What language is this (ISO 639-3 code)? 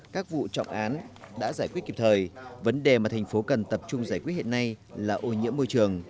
vie